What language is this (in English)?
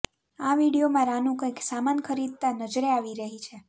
Gujarati